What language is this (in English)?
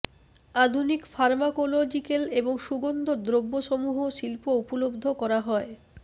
Bangla